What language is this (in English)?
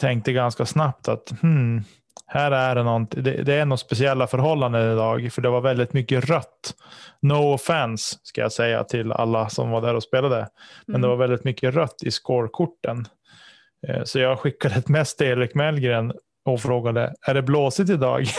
Swedish